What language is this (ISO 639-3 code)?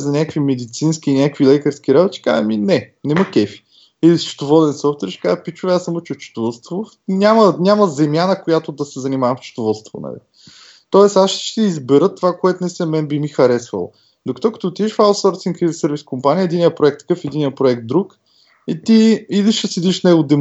bul